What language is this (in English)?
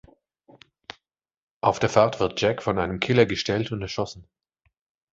German